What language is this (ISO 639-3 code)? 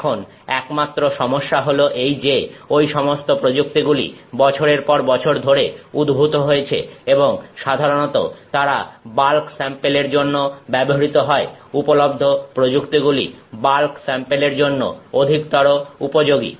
ben